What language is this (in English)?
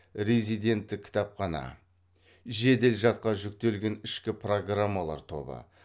Kazakh